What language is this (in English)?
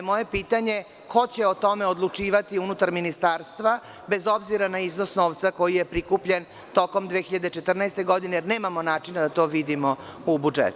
Serbian